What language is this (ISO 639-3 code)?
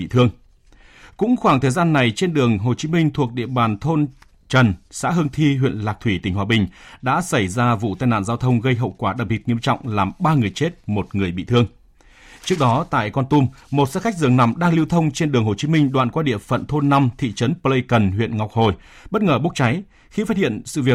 vie